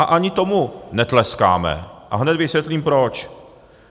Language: Czech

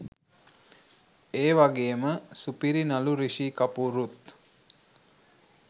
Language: Sinhala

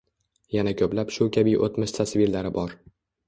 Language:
Uzbek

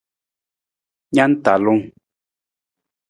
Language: Nawdm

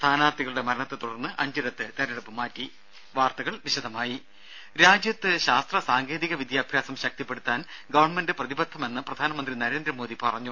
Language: Malayalam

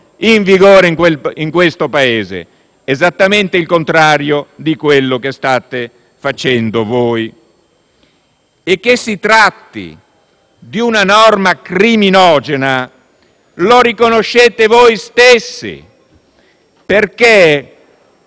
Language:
Italian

